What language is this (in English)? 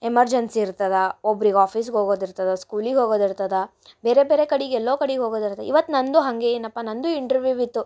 Kannada